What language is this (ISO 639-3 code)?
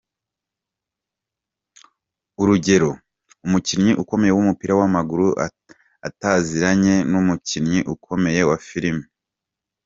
kin